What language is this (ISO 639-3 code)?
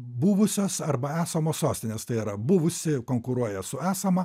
lit